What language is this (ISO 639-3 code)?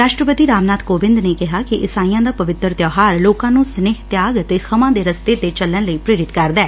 pan